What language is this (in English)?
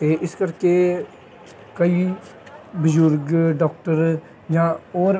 Punjabi